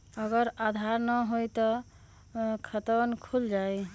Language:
Magahi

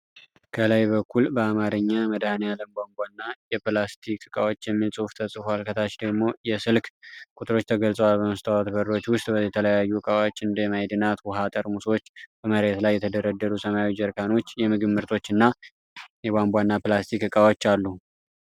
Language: Amharic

